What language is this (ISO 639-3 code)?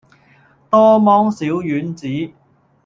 yue